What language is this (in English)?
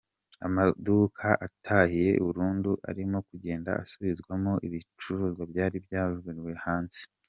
Kinyarwanda